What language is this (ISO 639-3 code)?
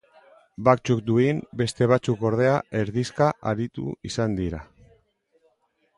eus